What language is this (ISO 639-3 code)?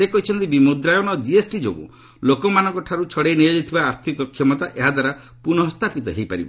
ori